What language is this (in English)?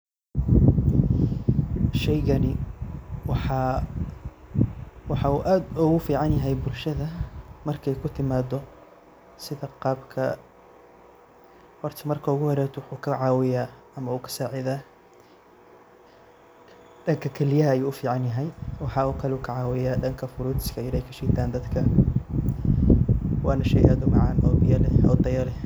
Somali